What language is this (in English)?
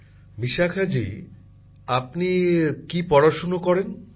Bangla